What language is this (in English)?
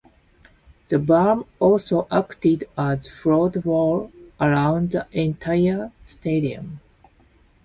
English